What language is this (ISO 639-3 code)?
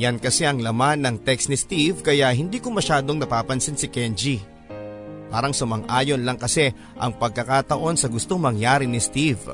fil